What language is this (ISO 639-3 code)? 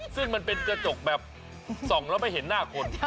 tha